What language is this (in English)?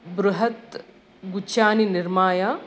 Sanskrit